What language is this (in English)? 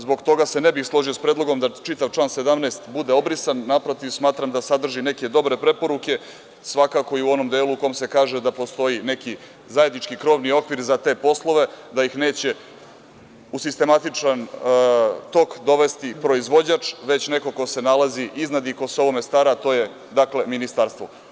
Serbian